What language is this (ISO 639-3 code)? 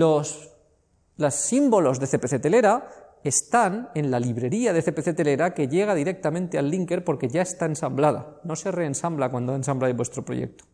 spa